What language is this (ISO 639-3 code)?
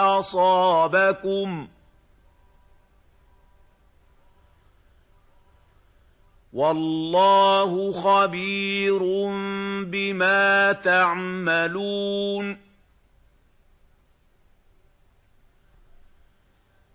ara